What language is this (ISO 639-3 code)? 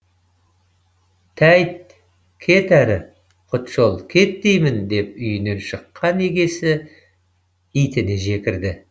kaz